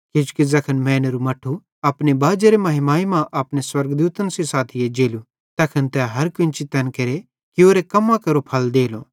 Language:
Bhadrawahi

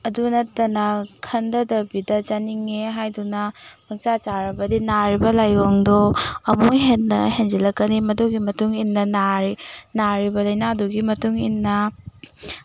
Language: Manipuri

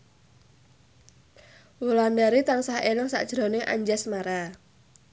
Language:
Javanese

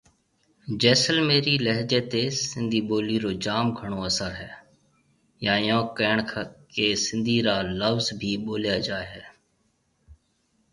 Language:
Marwari (Pakistan)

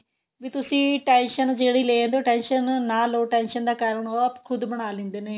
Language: Punjabi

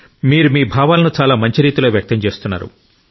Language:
Telugu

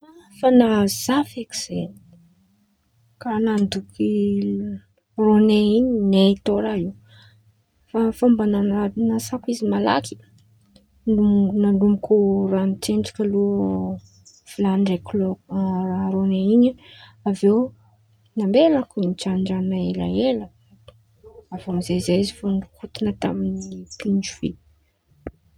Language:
Antankarana Malagasy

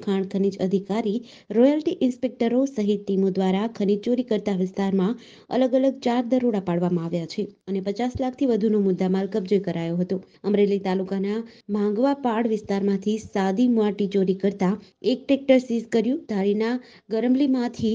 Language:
Gujarati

